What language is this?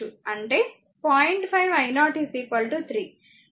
Telugu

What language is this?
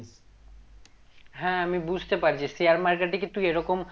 Bangla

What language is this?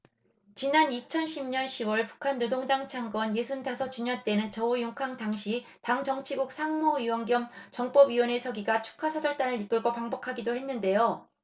Korean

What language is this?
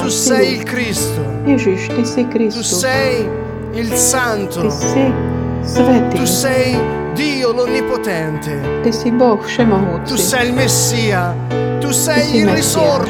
Slovak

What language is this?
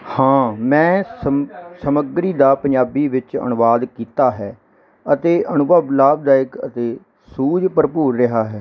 Punjabi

